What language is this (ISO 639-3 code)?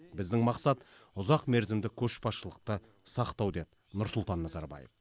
kaz